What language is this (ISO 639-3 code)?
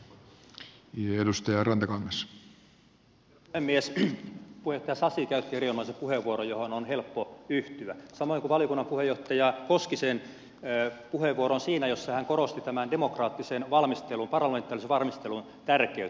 fin